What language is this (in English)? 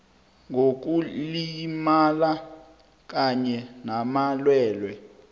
South Ndebele